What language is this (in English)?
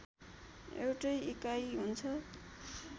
Nepali